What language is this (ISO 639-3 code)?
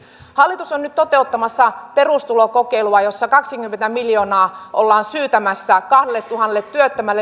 fin